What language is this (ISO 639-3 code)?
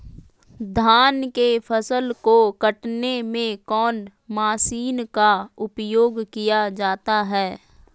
mag